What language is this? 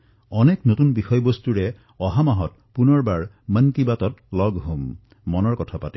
Assamese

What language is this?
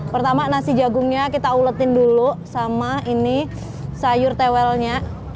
Indonesian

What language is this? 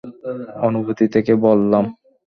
Bangla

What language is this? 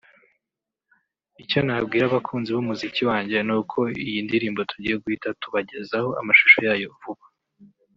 Kinyarwanda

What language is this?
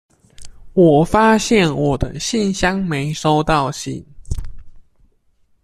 Chinese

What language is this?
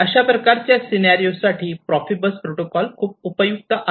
Marathi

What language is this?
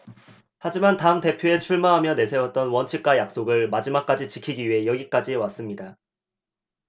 Korean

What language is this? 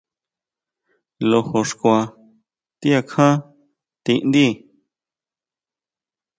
Huautla Mazatec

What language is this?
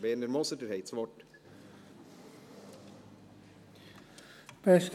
Swiss German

